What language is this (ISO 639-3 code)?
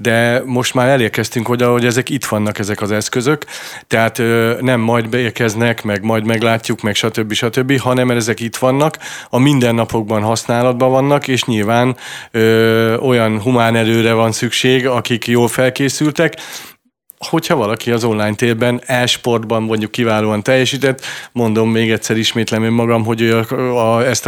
hun